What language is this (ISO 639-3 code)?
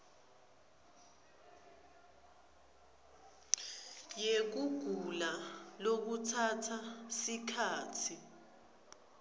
ssw